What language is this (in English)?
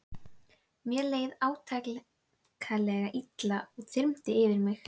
Icelandic